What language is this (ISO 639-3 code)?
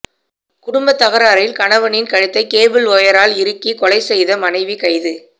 tam